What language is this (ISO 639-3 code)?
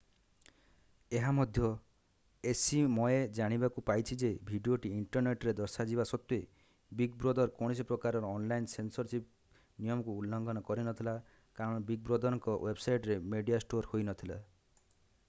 ori